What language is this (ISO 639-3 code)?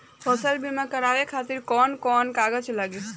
bho